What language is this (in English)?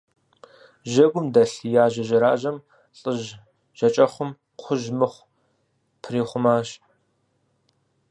Kabardian